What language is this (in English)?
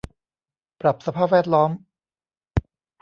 Thai